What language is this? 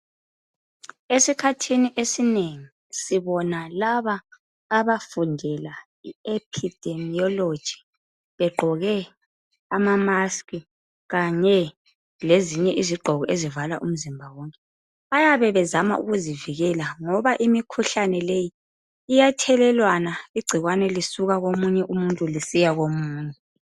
North Ndebele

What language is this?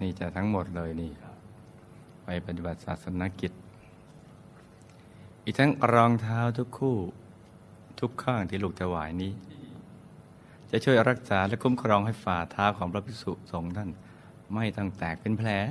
Thai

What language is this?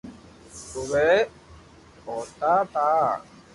Loarki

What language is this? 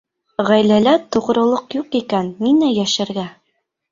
Bashkir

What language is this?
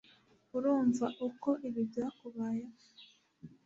Kinyarwanda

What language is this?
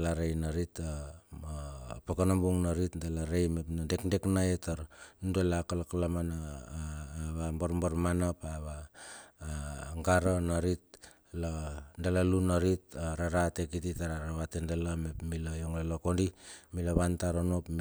Bilur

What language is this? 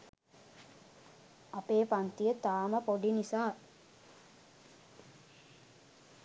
Sinhala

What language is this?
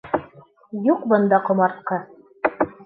Bashkir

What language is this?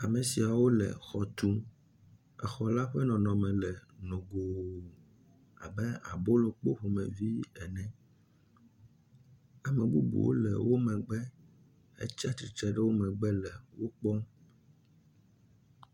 Ewe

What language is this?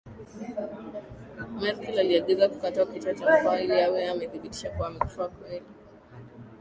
Swahili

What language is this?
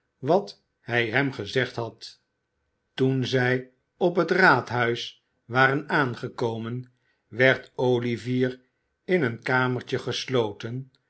Dutch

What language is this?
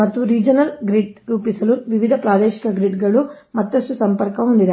Kannada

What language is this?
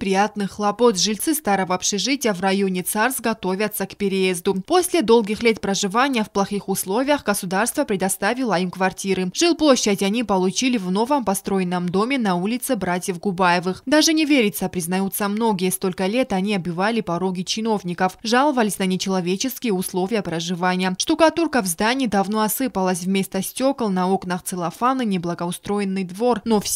Russian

